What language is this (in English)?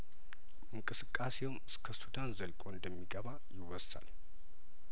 Amharic